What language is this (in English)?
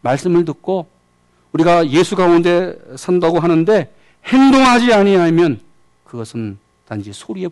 Korean